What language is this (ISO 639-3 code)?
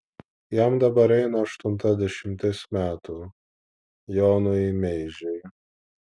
lit